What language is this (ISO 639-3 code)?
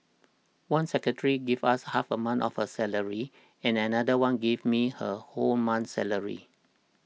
eng